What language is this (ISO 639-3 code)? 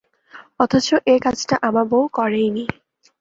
ben